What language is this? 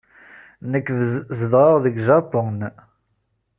Kabyle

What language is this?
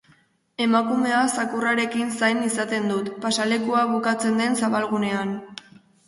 Basque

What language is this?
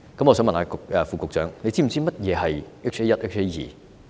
Cantonese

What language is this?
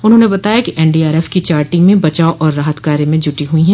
Hindi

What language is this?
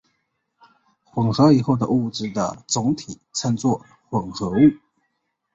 Chinese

